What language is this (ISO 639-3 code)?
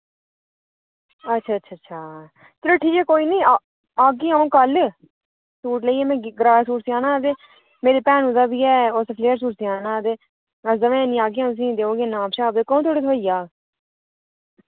doi